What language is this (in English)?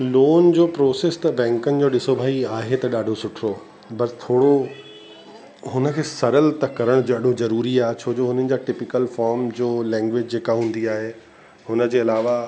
Sindhi